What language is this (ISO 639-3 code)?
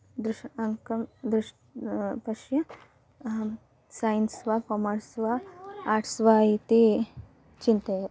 san